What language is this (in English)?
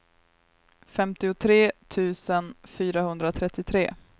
Swedish